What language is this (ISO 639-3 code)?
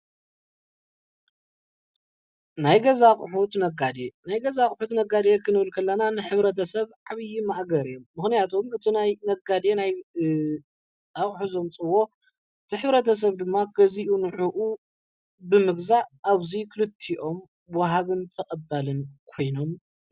tir